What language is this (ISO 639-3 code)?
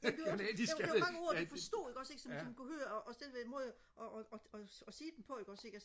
dan